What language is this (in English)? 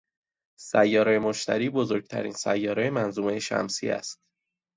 Persian